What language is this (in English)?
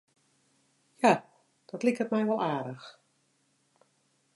Western Frisian